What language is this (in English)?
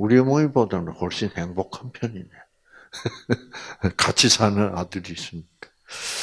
Korean